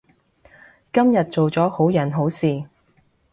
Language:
Cantonese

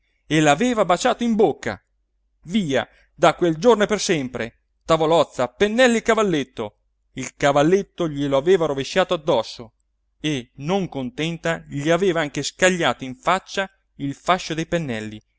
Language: Italian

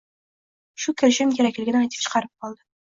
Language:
Uzbek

